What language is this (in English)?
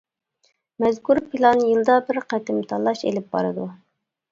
Uyghur